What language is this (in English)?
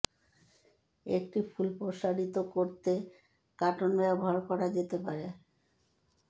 Bangla